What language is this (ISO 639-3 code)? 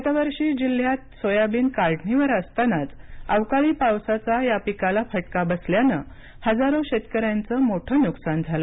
mar